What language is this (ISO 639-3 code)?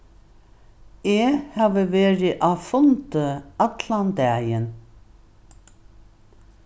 fao